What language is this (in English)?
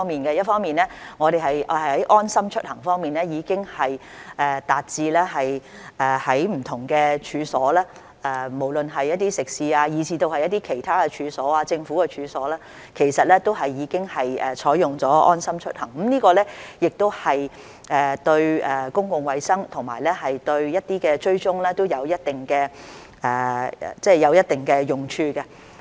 Cantonese